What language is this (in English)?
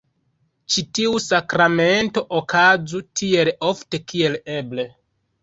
Esperanto